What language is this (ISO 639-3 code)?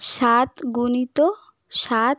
ben